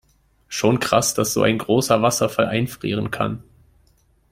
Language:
German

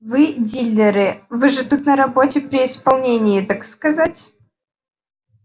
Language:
Russian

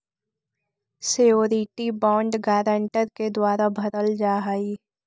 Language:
Magahi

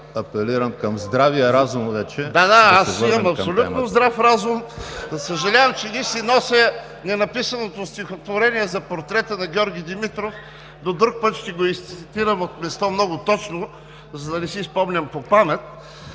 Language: Bulgarian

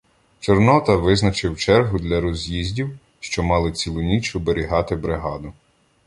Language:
Ukrainian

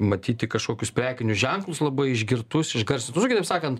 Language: Lithuanian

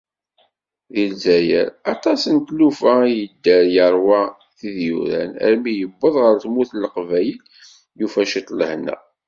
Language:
Kabyle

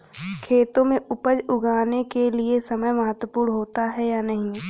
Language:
Hindi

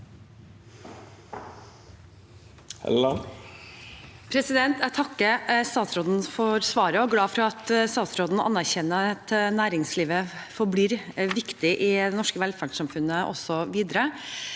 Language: Norwegian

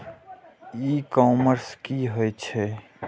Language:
Maithili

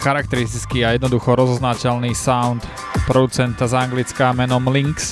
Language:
Slovak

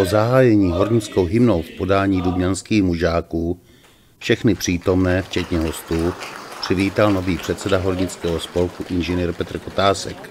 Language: Czech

